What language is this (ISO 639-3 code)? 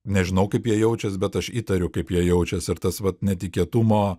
lit